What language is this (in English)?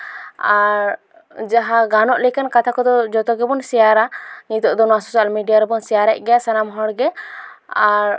Santali